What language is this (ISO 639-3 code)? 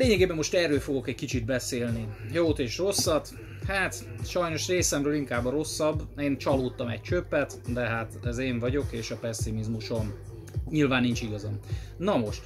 hun